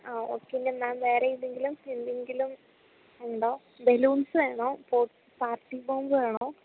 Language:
Malayalam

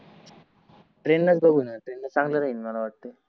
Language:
Marathi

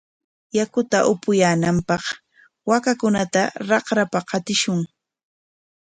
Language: Corongo Ancash Quechua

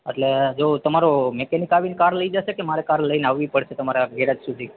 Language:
Gujarati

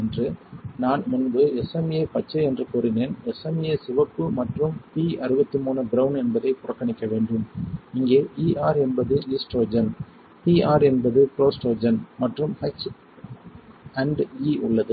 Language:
Tamil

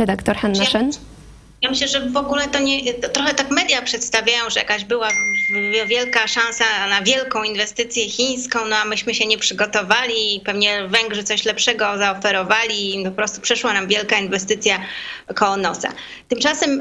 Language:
Polish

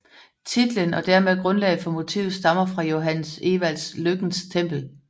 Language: Danish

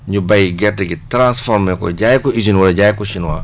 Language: Wolof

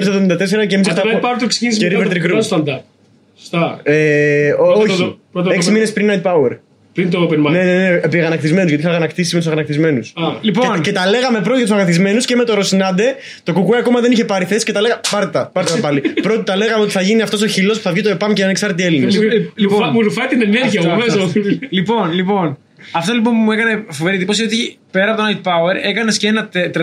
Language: Greek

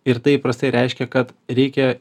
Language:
Lithuanian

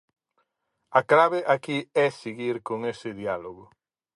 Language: Galician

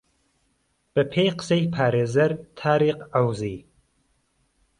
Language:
Central Kurdish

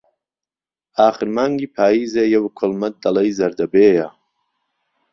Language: Central Kurdish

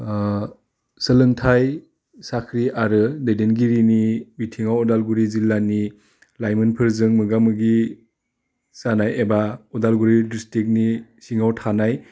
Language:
Bodo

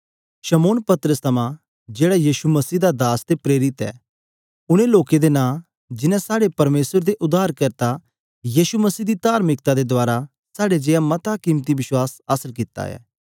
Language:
Dogri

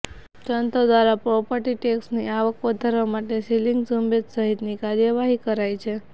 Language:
Gujarati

